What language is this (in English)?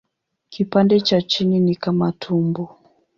Swahili